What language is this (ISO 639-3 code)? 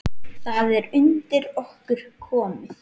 isl